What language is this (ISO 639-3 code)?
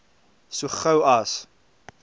afr